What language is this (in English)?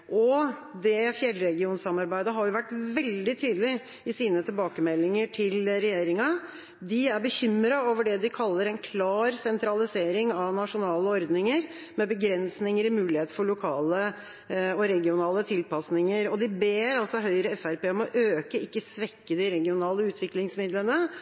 Norwegian Bokmål